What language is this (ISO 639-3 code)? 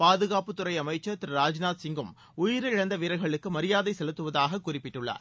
tam